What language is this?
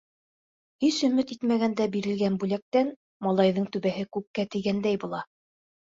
Bashkir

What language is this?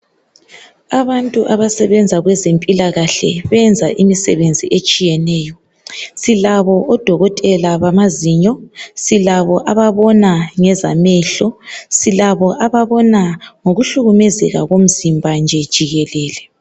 North Ndebele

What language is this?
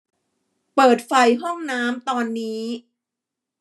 Thai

